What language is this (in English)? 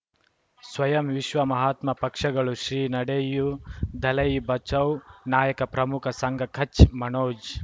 Kannada